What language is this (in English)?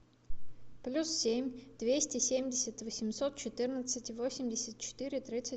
Russian